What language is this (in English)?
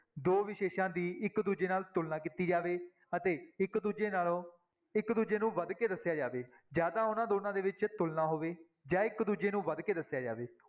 Punjabi